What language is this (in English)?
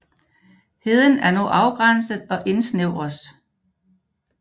Danish